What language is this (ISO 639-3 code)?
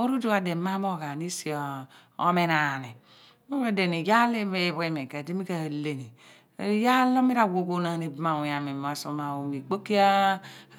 abn